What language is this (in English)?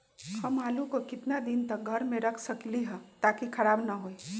Magahi